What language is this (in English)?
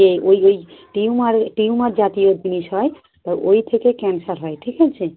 Bangla